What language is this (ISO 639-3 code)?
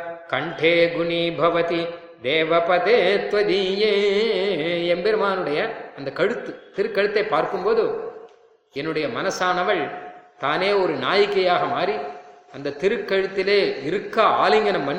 tam